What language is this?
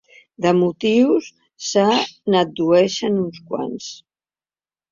Catalan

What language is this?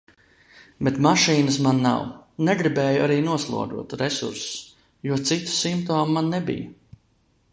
Latvian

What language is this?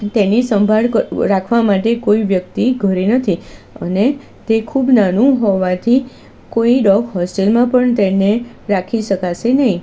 Gujarati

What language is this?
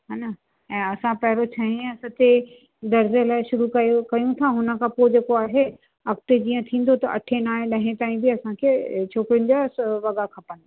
Sindhi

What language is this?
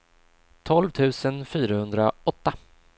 Swedish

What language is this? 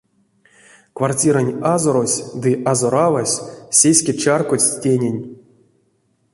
Erzya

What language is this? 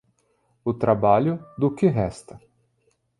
Portuguese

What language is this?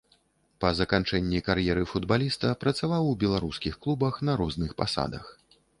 Belarusian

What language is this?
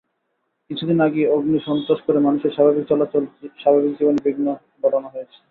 Bangla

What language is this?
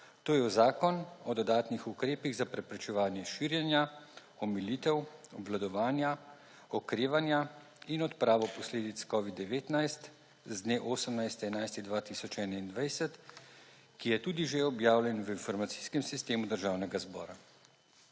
Slovenian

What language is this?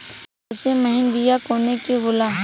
Bhojpuri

